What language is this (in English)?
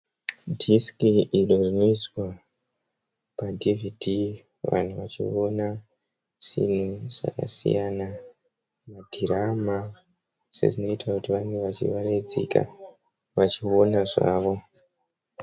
Shona